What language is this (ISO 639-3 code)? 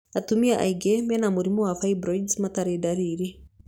kik